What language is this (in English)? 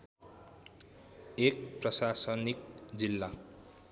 Nepali